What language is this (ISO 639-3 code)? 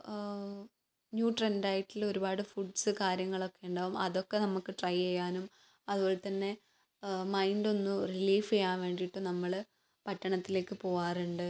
mal